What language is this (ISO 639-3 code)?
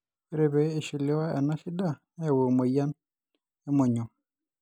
mas